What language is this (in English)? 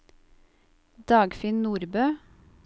Norwegian